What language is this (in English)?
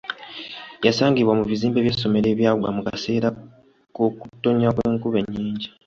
Ganda